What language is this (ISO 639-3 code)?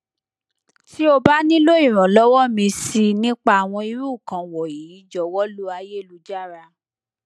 yor